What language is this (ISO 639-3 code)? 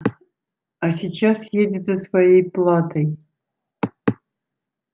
rus